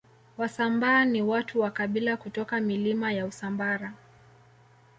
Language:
Swahili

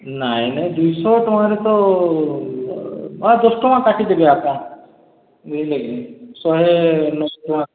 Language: Odia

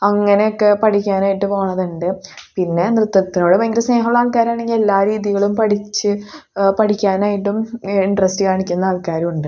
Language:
Malayalam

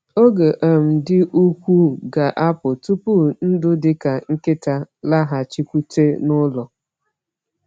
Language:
Igbo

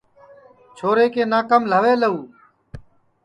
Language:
Sansi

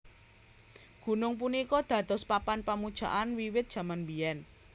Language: Javanese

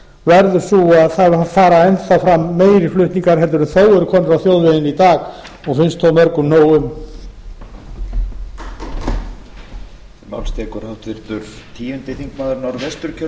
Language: Icelandic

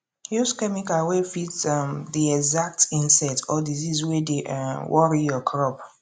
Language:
Nigerian Pidgin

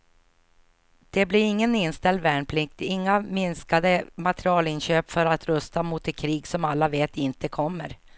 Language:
Swedish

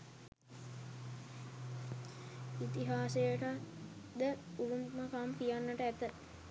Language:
Sinhala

